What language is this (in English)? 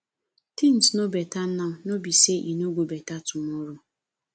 Nigerian Pidgin